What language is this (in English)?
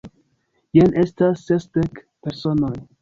Esperanto